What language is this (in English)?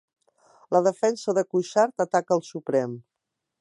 Catalan